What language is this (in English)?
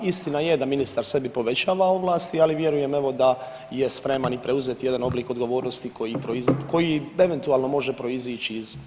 Croatian